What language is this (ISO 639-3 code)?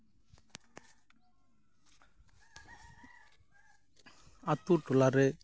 sat